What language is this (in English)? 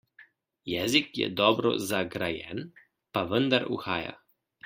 Slovenian